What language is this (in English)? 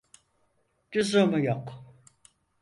Turkish